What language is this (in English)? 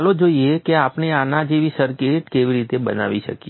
Gujarati